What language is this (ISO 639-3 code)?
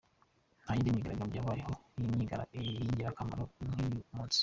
kin